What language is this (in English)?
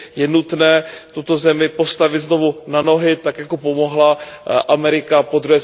Czech